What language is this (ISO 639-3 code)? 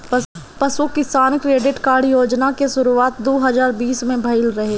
bho